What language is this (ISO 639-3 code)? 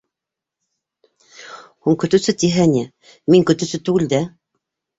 bak